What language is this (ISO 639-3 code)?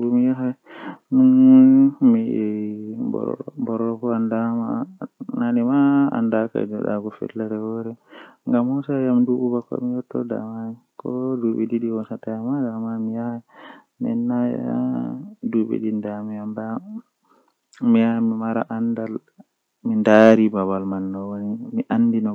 fuh